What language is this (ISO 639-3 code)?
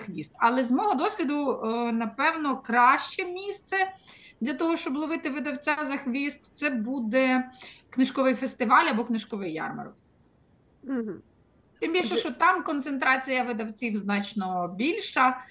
ukr